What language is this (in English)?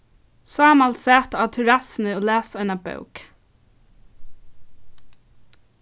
Faroese